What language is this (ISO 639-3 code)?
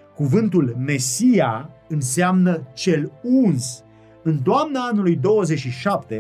ron